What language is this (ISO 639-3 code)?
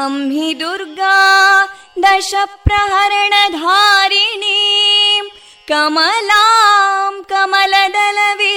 kan